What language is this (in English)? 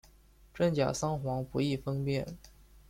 Chinese